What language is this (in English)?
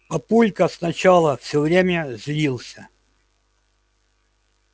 Russian